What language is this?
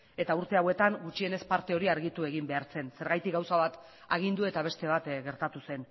Basque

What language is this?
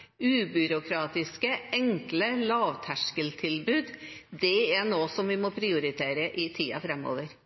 Norwegian Bokmål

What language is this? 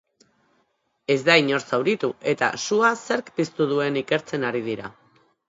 Basque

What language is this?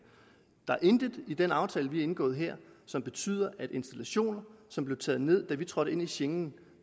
Danish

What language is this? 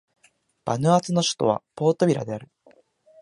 Japanese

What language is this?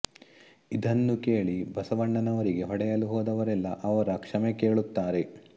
Kannada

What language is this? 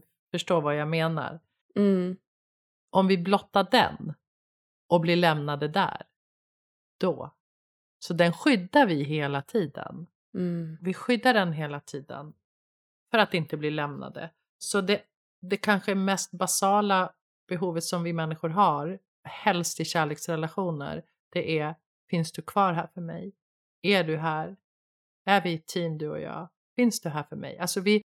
Swedish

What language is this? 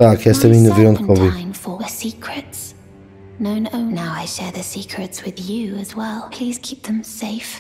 Polish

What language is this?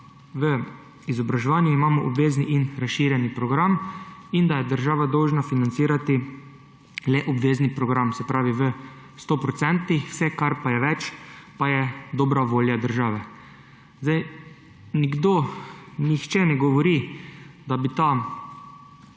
Slovenian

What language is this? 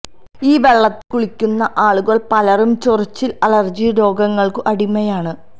Malayalam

